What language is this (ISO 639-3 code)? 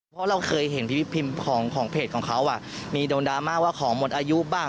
tha